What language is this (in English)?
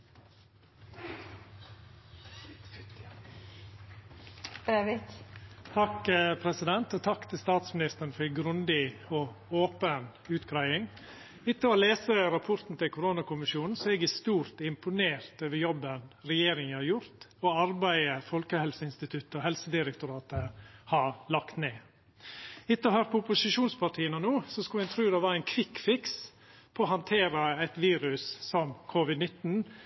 Norwegian Nynorsk